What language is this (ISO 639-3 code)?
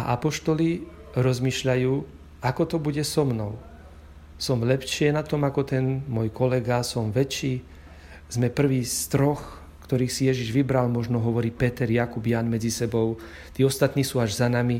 slk